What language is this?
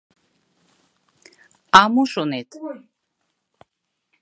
Mari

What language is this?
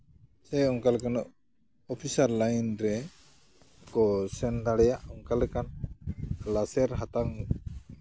Santali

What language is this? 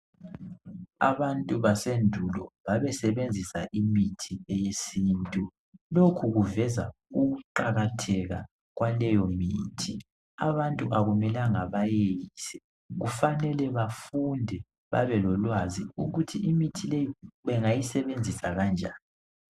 North Ndebele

